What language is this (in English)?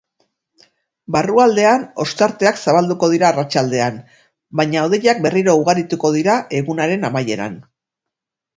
Basque